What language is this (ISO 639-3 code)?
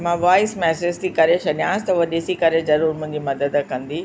snd